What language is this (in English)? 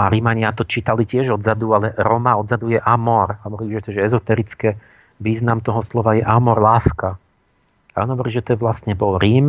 Slovak